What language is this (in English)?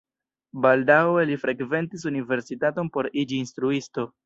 Esperanto